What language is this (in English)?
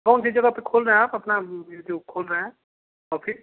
Hindi